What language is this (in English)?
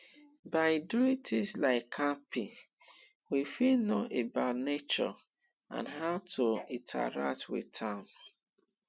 Nigerian Pidgin